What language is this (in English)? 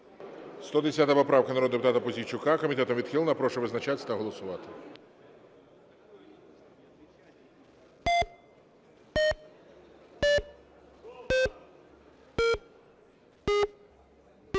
Ukrainian